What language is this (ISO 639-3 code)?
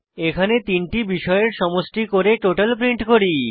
ben